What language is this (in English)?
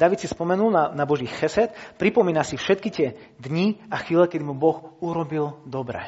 Slovak